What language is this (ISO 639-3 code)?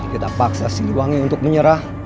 ind